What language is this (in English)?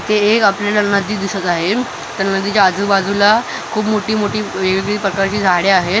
Marathi